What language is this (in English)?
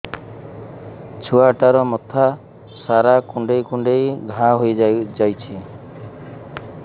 Odia